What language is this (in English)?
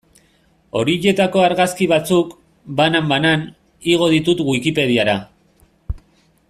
Basque